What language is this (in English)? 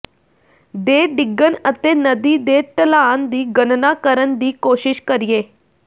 Punjabi